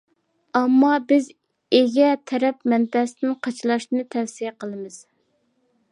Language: Uyghur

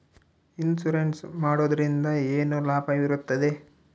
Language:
Kannada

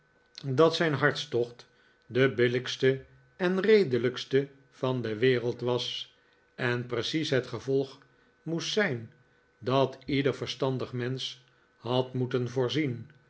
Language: Dutch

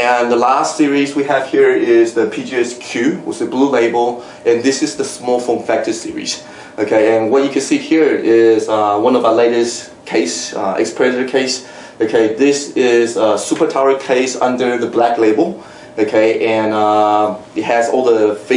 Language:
English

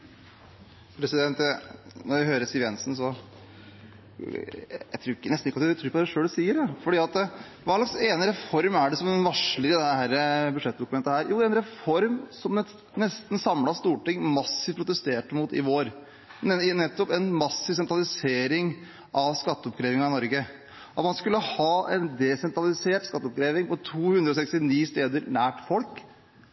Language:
Norwegian Bokmål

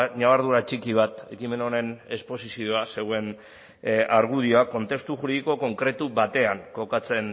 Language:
Basque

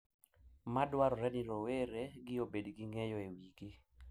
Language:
Luo (Kenya and Tanzania)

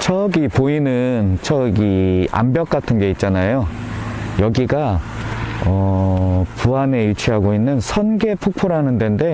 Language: Korean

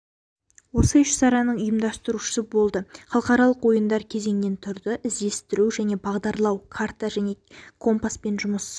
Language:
Kazakh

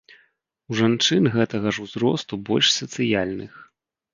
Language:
Belarusian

